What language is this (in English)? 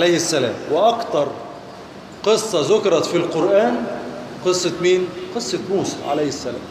Arabic